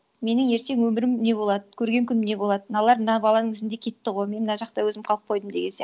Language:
Kazakh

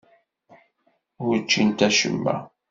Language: Kabyle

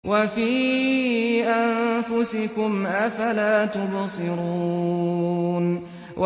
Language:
Arabic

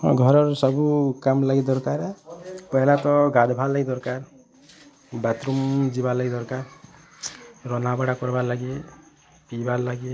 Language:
Odia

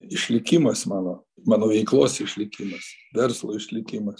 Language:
Lithuanian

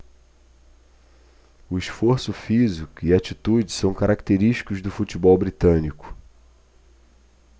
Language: Portuguese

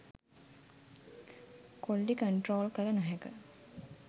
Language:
Sinhala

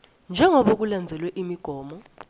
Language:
Swati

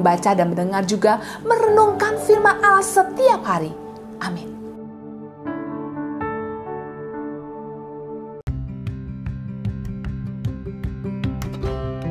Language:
Indonesian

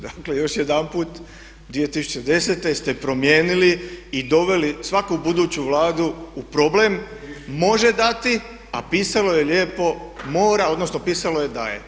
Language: Croatian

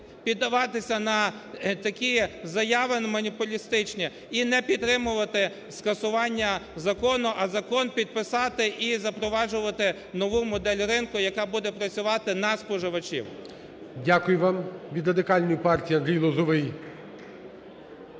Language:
Ukrainian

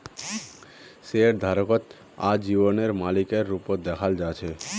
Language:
Magahi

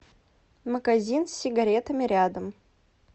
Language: Russian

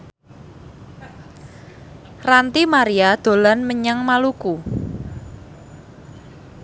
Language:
Javanese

